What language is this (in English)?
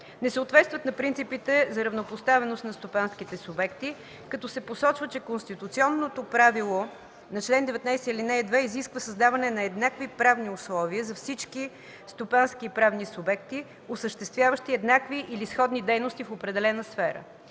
Bulgarian